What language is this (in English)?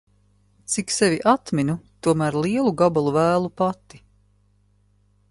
Latvian